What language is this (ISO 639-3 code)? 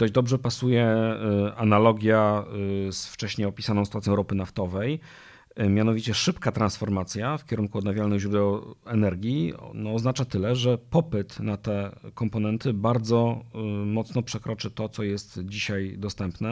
pol